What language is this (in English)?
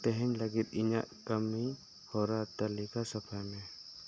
Santali